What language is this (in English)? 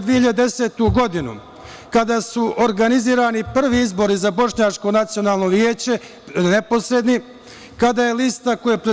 Serbian